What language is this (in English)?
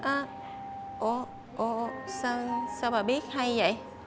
Vietnamese